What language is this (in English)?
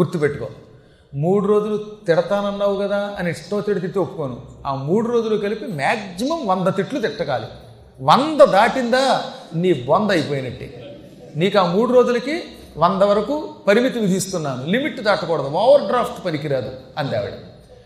Telugu